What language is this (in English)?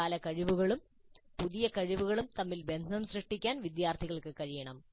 Malayalam